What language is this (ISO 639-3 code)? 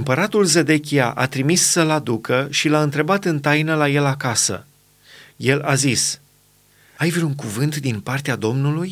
ron